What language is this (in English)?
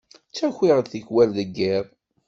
Kabyle